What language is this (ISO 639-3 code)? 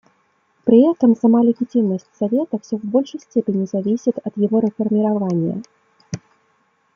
rus